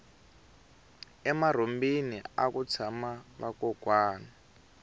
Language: Tsonga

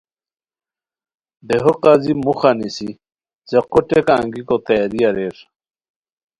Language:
Khowar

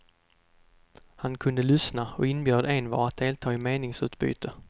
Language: Swedish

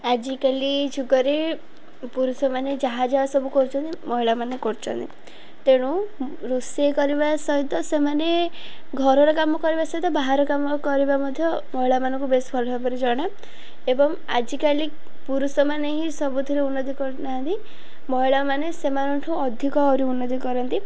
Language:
Odia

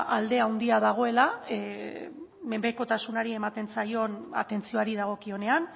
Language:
Basque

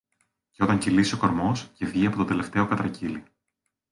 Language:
Greek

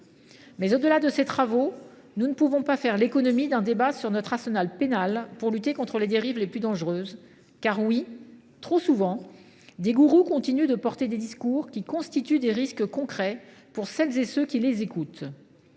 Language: French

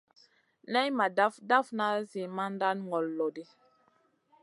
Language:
Masana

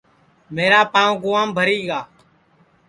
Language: Sansi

